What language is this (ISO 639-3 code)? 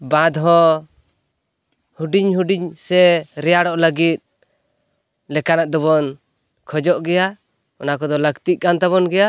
sat